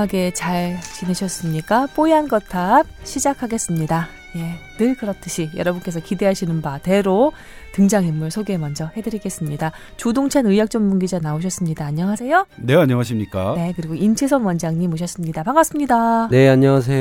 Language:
Korean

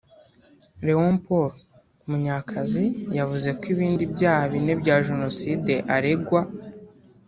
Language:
Kinyarwanda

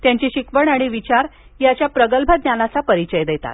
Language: Marathi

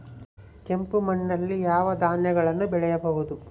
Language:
Kannada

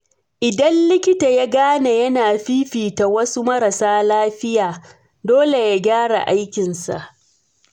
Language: Hausa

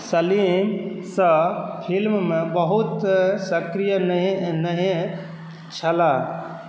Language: Maithili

